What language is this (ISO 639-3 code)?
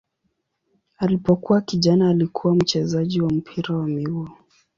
swa